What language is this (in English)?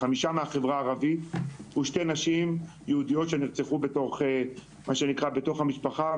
Hebrew